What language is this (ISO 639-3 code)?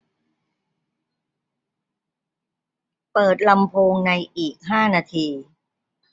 tha